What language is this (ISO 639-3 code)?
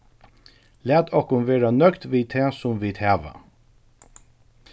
fao